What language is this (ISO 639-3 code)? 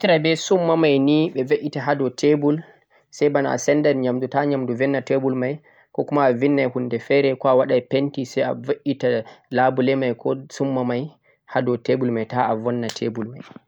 fuq